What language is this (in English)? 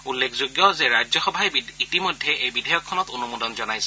Assamese